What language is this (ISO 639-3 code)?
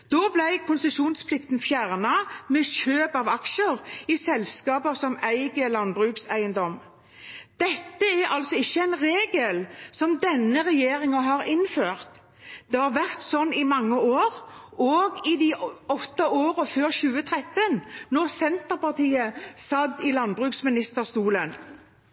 nob